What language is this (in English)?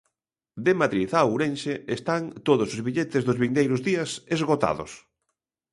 Galician